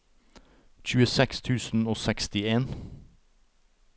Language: Norwegian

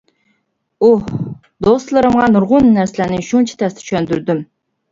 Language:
Uyghur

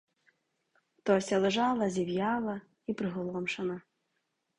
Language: Ukrainian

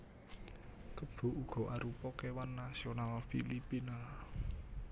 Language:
Javanese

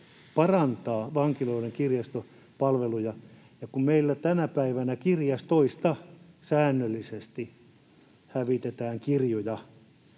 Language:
Finnish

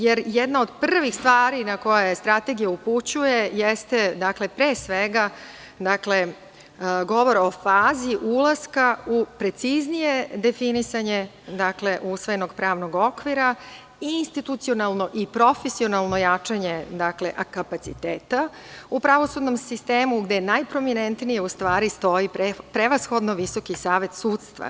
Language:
Serbian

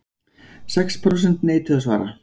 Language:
Icelandic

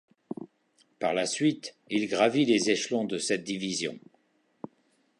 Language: French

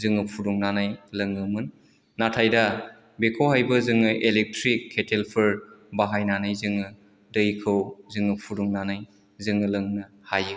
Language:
Bodo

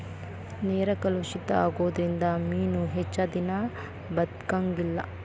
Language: Kannada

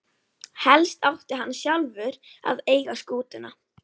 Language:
Icelandic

